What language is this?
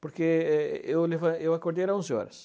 Portuguese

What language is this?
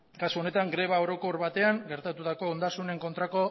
Basque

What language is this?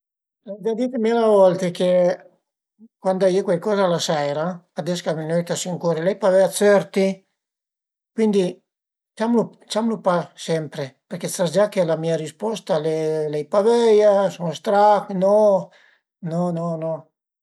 Piedmontese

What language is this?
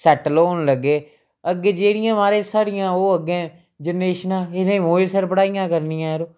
Dogri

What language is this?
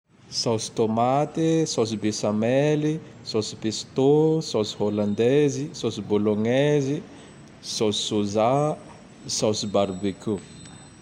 Tandroy-Mahafaly Malagasy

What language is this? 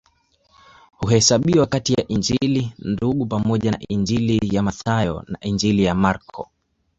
Swahili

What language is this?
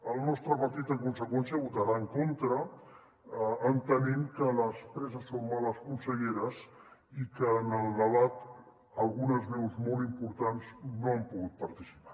Catalan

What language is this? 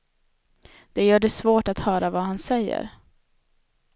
Swedish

